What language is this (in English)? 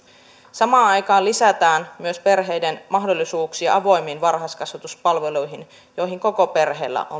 Finnish